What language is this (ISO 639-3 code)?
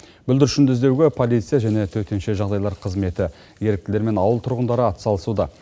kaz